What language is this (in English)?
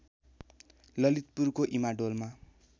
Nepali